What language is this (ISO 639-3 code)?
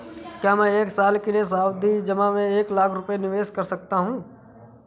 hin